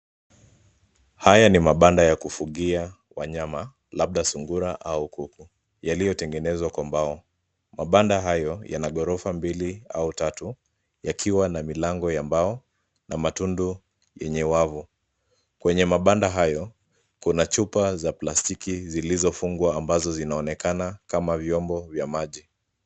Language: Swahili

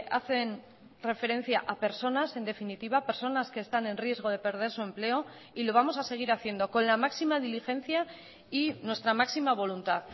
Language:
Spanish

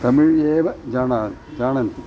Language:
Sanskrit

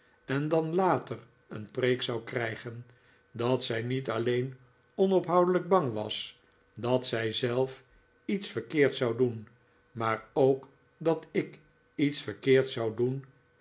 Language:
Dutch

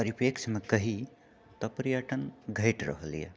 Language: Maithili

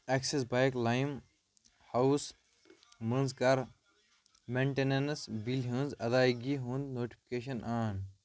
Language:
Kashmiri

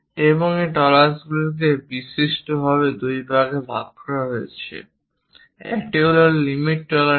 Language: Bangla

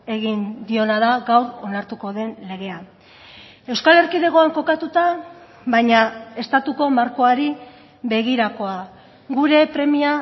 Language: Basque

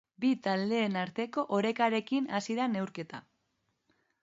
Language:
Basque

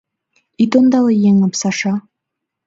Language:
Mari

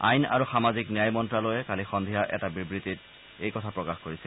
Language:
Assamese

